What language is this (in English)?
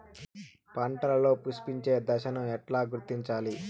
Telugu